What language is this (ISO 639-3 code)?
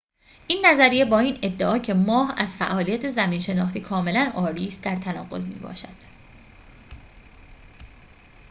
fas